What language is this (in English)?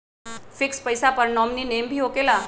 Magahi